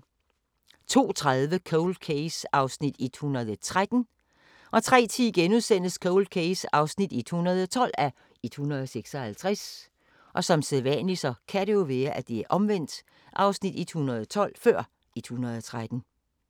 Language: Danish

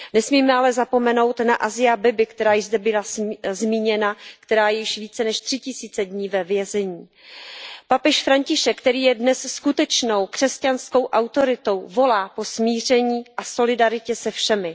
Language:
Czech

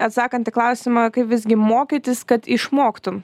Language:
Lithuanian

